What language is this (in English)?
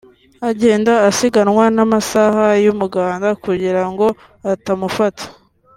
Kinyarwanda